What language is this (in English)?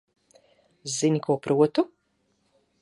Latvian